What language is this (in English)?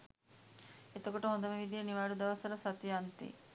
Sinhala